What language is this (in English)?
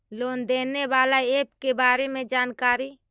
Magahi